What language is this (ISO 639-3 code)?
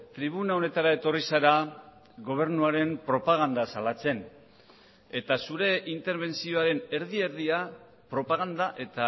eus